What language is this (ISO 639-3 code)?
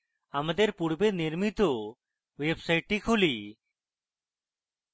ben